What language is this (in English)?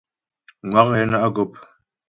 Ghomala